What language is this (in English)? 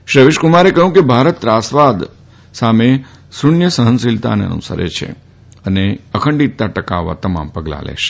Gujarati